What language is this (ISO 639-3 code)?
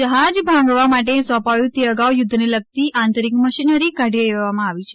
guj